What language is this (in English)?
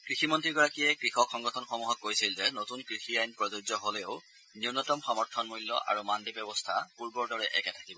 Assamese